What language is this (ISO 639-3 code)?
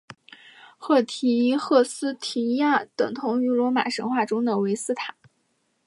zho